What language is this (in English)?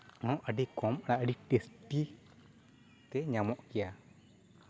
Santali